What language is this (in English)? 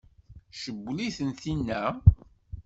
Kabyle